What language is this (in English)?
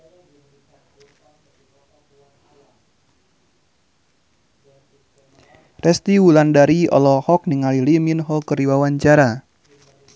Sundanese